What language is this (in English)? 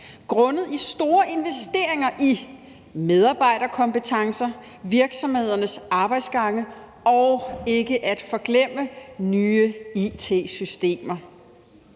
Danish